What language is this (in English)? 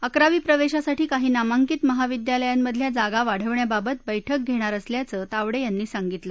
Marathi